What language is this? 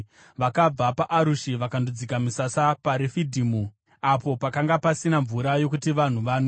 Shona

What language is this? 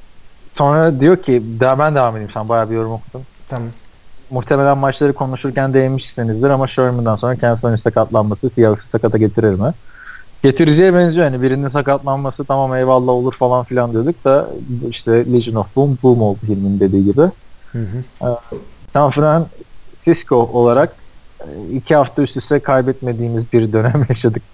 Turkish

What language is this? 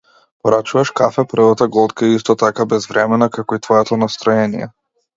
Macedonian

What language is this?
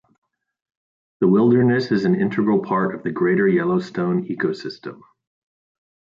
English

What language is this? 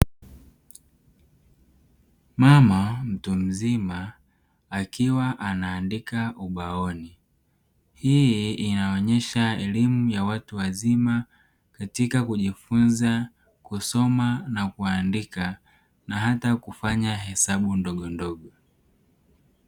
Swahili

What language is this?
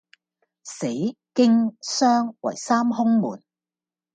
Cantonese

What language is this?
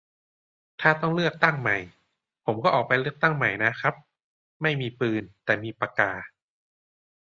Thai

